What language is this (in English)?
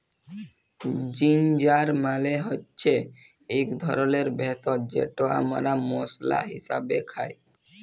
Bangla